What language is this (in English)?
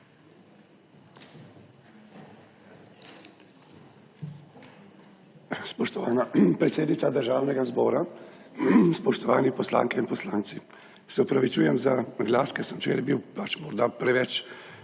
Slovenian